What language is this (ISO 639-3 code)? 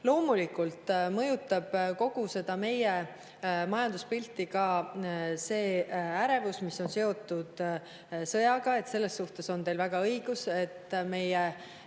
est